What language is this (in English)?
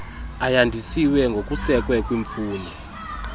Xhosa